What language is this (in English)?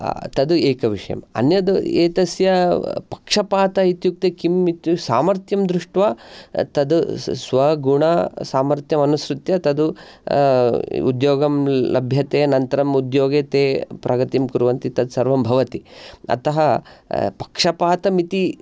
Sanskrit